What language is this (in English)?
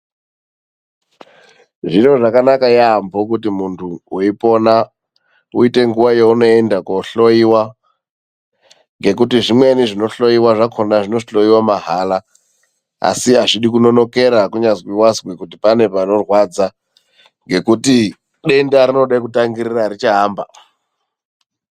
Ndau